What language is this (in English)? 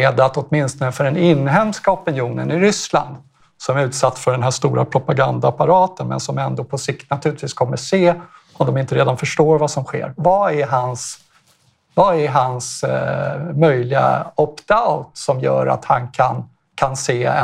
Swedish